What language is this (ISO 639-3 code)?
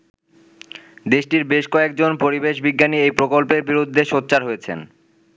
ben